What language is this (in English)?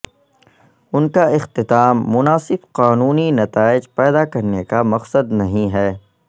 Urdu